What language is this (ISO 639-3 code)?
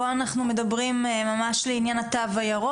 heb